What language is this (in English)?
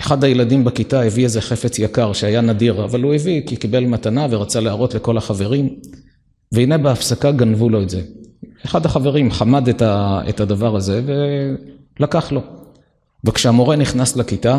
Hebrew